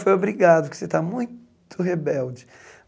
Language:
Portuguese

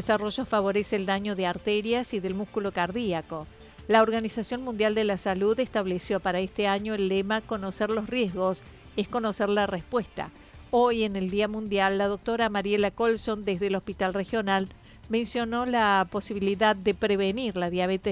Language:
Spanish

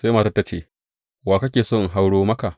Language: Hausa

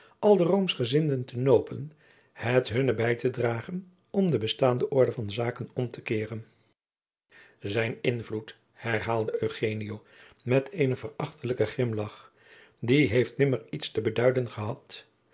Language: Dutch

